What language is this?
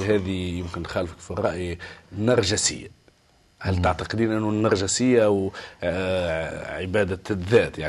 Arabic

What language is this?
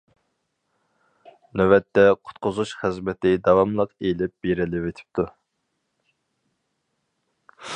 Uyghur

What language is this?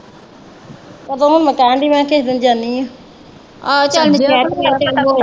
Punjabi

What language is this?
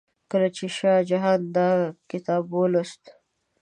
Pashto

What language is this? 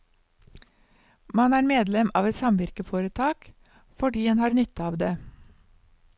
Norwegian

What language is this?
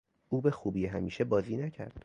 Persian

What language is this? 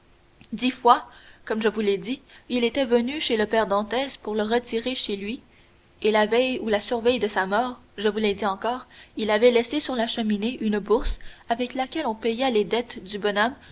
French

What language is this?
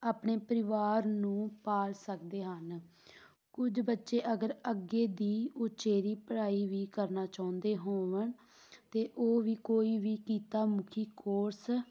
Punjabi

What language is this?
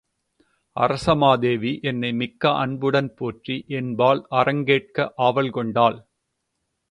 Tamil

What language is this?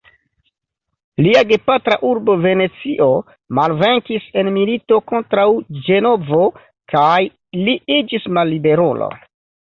Esperanto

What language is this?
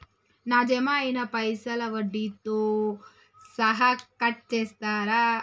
Telugu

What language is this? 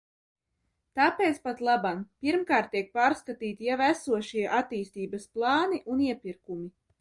Latvian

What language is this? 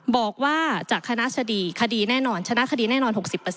Thai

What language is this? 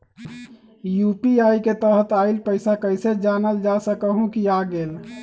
Magahi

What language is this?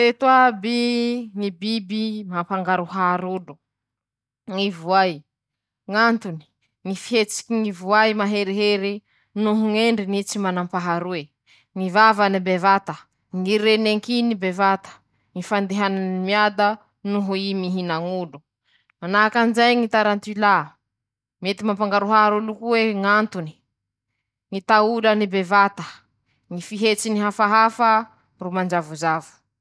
Masikoro Malagasy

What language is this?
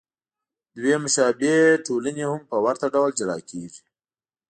Pashto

